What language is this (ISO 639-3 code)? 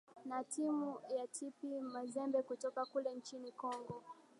swa